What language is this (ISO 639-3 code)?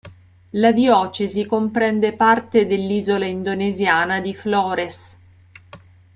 ita